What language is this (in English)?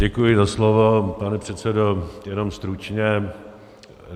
Czech